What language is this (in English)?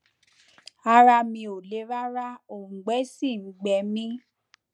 Yoruba